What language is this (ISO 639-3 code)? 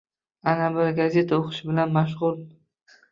uzb